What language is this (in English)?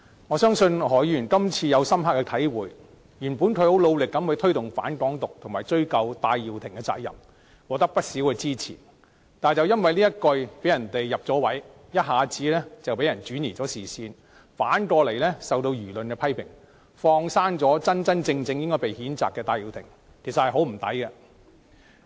Cantonese